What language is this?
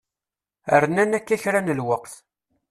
Kabyle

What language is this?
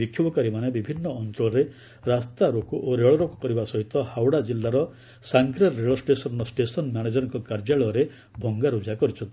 Odia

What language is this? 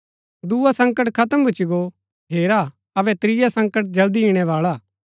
Gaddi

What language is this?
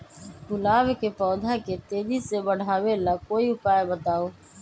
Magahi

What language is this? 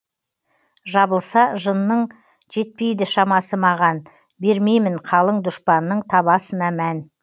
Kazakh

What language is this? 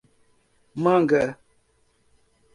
Portuguese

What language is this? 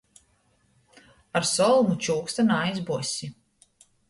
Latgalian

